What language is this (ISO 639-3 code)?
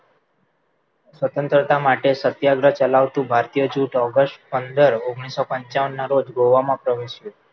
guj